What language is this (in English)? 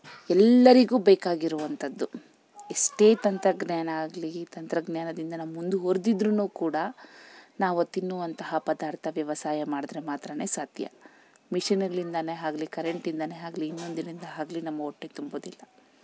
Kannada